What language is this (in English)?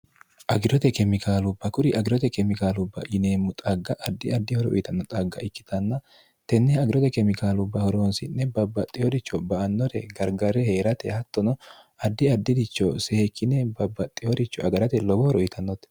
Sidamo